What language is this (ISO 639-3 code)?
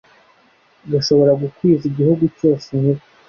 kin